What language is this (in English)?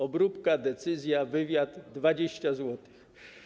Polish